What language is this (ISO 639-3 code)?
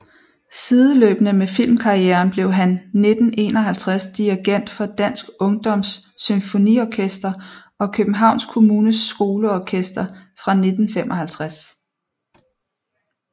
dan